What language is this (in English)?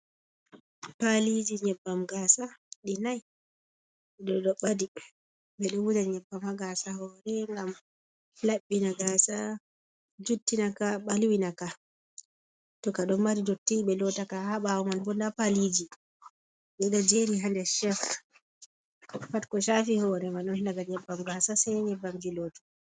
Fula